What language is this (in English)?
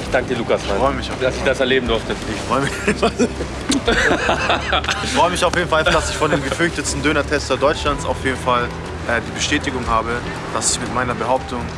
German